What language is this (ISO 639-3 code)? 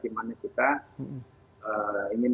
ind